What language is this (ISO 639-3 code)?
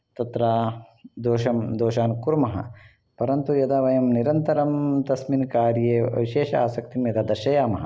san